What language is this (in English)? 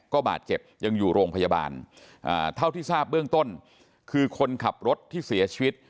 Thai